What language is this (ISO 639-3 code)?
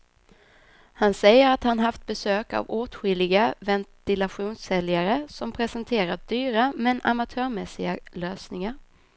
swe